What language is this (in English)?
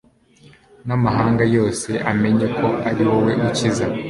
Kinyarwanda